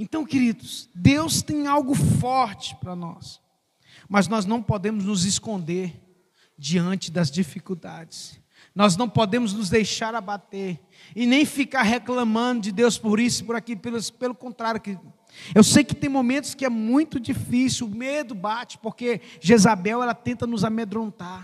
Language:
Portuguese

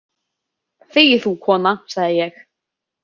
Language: Icelandic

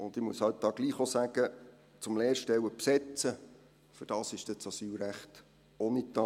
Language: Swiss German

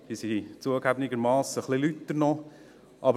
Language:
Swiss German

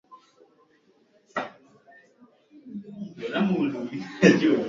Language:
Swahili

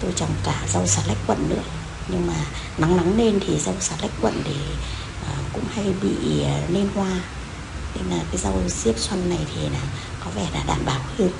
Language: Vietnamese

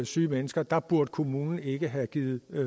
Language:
Danish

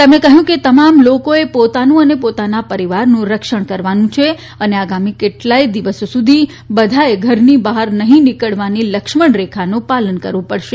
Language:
Gujarati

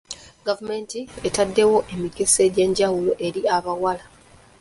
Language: Ganda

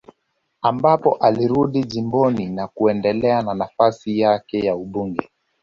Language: Swahili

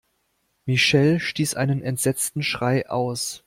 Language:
German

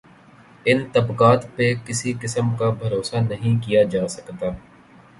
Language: Urdu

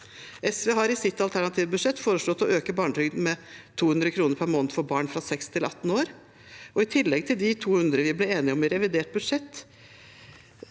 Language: Norwegian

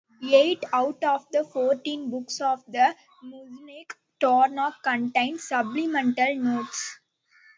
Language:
English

